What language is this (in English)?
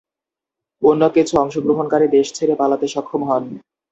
Bangla